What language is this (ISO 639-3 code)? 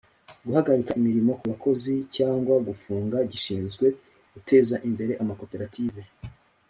kin